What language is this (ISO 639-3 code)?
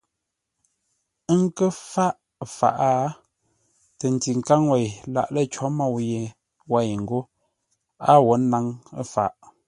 nla